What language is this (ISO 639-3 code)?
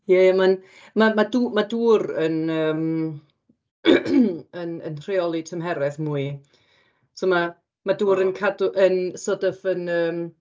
cym